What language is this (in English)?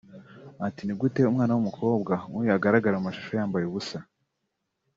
Kinyarwanda